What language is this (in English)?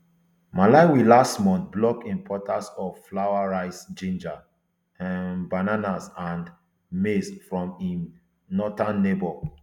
Nigerian Pidgin